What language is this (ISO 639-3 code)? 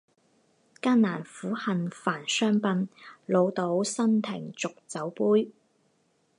zho